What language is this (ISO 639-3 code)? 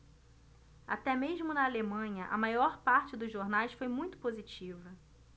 por